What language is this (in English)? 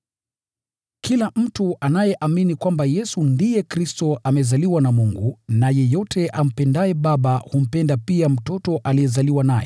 Swahili